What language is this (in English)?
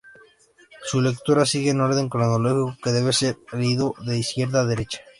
Spanish